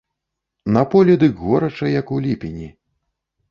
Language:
Belarusian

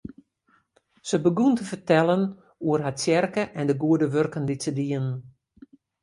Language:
Western Frisian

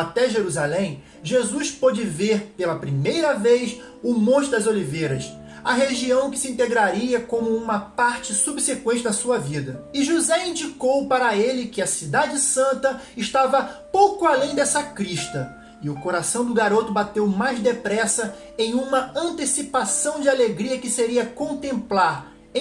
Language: Portuguese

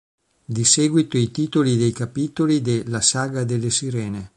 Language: Italian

